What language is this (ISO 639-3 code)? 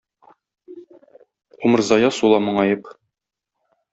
tat